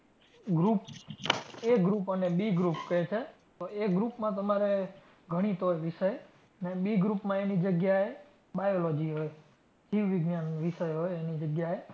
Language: Gujarati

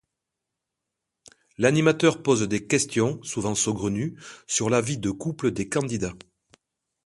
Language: French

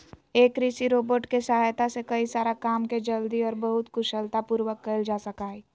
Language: Magahi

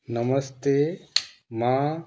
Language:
Sindhi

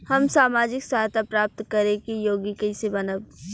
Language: Bhojpuri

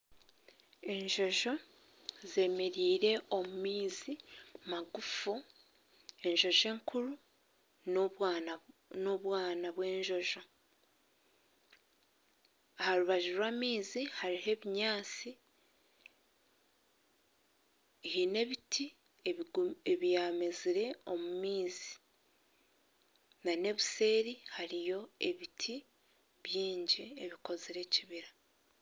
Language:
Nyankole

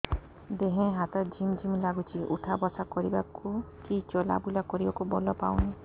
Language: Odia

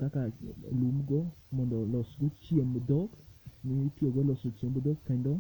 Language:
Luo (Kenya and Tanzania)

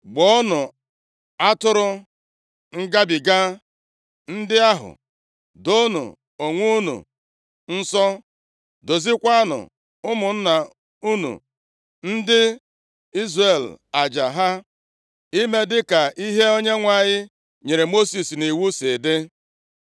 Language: Igbo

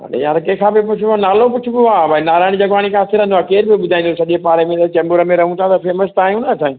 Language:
Sindhi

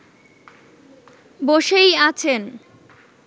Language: Bangla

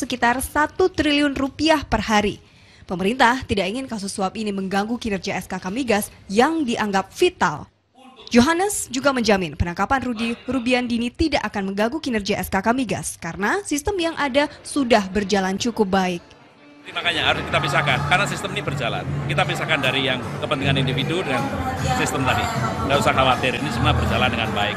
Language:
Indonesian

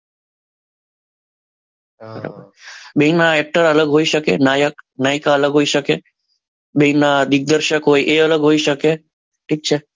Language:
Gujarati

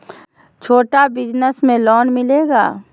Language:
Magahi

